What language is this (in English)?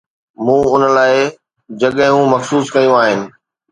Sindhi